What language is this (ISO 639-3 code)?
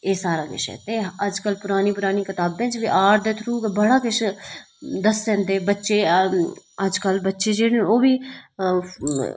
doi